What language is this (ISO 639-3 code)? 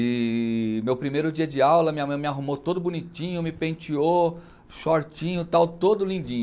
por